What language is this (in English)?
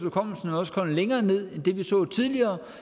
Danish